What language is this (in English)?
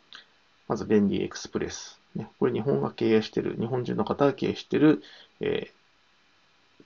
Japanese